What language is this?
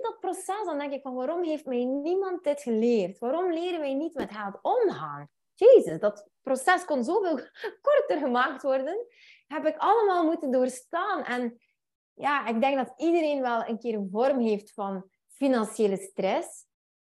Dutch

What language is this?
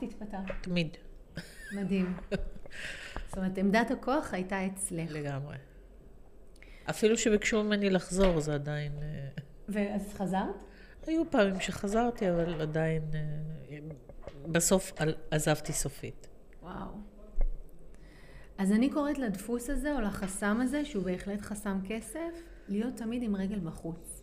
Hebrew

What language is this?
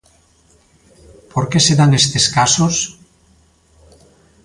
Galician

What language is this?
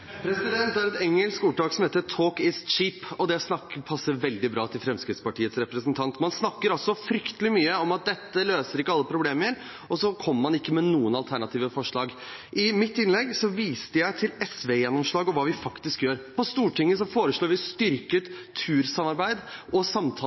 Norwegian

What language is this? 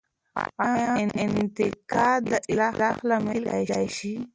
Pashto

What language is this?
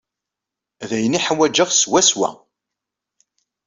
Kabyle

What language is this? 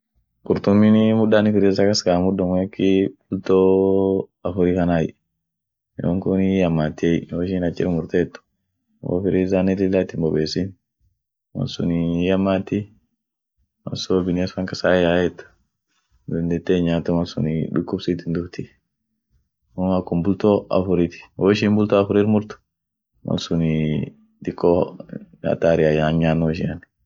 Orma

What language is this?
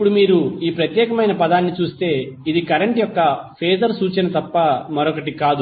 Telugu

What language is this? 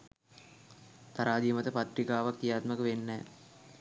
Sinhala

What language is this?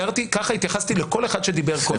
Hebrew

